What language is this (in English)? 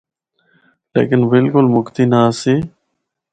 Northern Hindko